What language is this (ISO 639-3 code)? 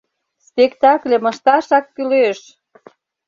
chm